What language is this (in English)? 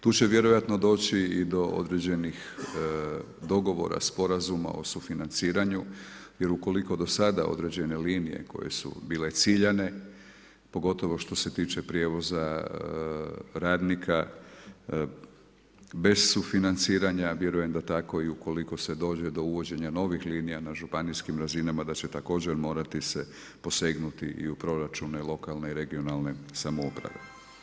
Croatian